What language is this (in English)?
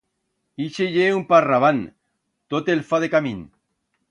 Aragonese